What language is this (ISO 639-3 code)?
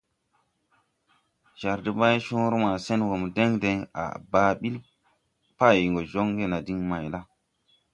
tui